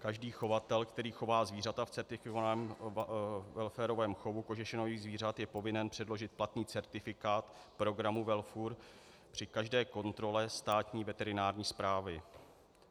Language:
Czech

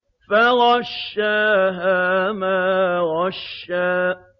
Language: Arabic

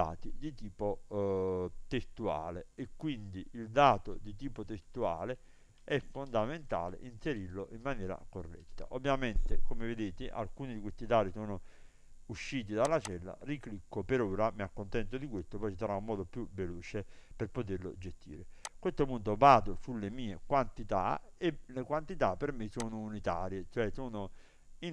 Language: Italian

